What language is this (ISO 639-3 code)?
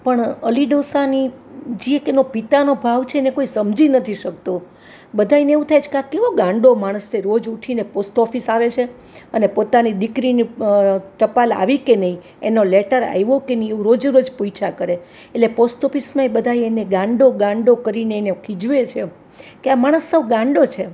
guj